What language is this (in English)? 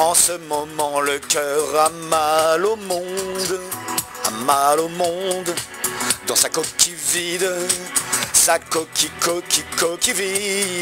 French